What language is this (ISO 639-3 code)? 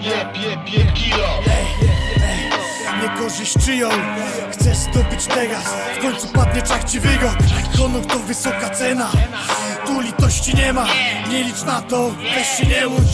pol